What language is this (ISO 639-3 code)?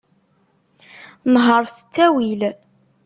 kab